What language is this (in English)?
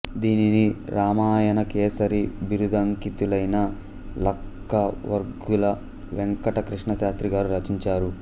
Telugu